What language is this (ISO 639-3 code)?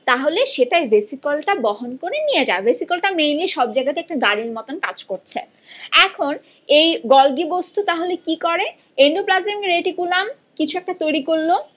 ben